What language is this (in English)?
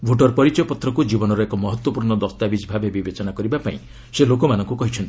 Odia